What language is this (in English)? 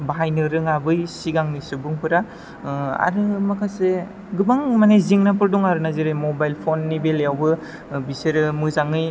Bodo